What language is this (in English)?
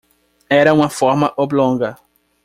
Portuguese